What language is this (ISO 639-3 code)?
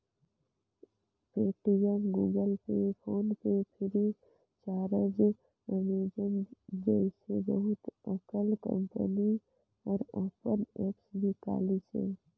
hne